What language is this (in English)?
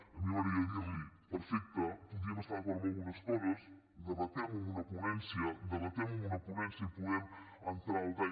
Catalan